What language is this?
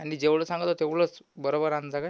Marathi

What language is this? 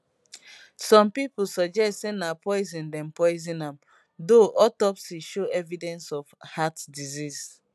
Nigerian Pidgin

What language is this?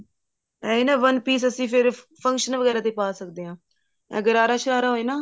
Punjabi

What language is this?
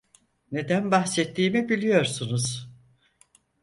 Turkish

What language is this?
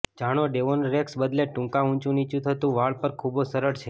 Gujarati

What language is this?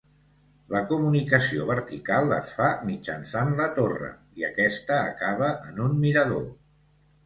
Catalan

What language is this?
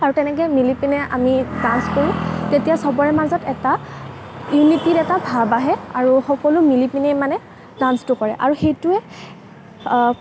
Assamese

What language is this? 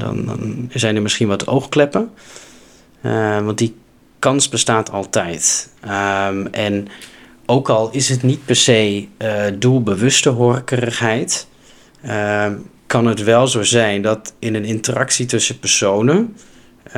Dutch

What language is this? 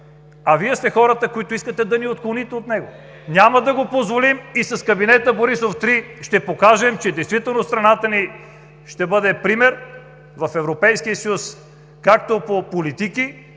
Bulgarian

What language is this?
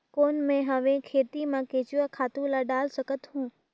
Chhattisgarhi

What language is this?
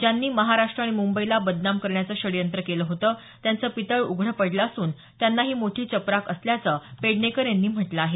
Marathi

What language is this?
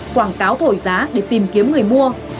Vietnamese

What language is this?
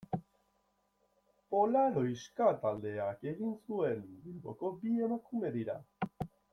Basque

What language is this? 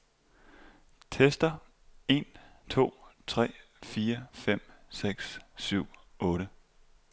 Danish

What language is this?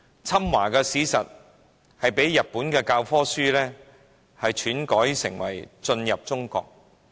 Cantonese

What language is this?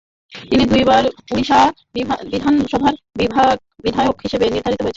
Bangla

